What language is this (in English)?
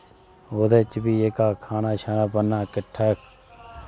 Dogri